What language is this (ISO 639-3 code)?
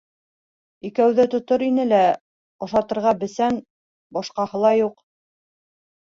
bak